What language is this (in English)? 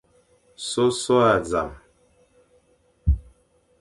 Fang